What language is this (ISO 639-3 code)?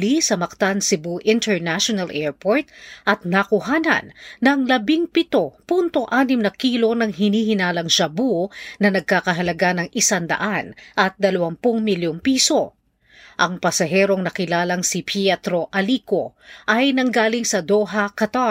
fil